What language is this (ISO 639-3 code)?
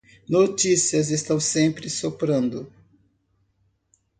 por